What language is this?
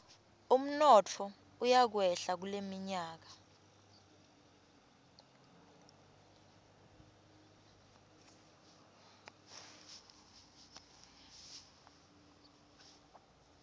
Swati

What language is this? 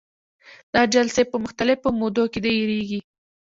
Pashto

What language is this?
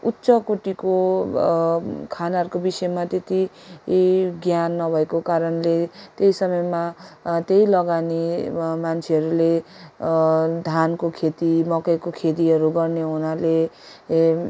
Nepali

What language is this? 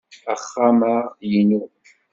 Kabyle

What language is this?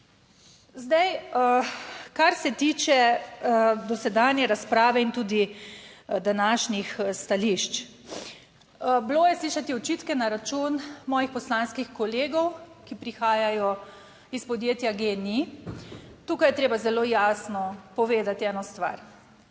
Slovenian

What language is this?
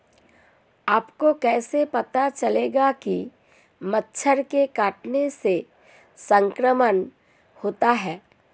Hindi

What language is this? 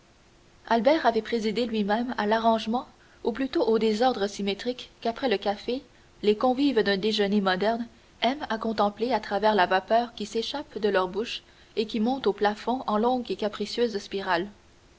French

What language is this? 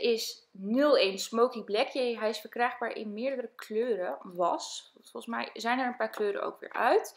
Dutch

